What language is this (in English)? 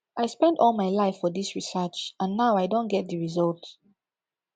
Nigerian Pidgin